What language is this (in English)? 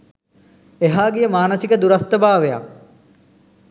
Sinhala